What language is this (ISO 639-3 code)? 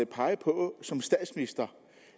dan